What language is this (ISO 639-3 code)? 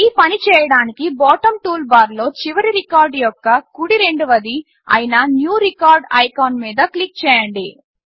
tel